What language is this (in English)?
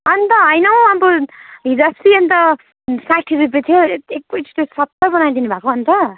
Nepali